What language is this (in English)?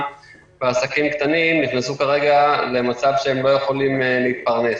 Hebrew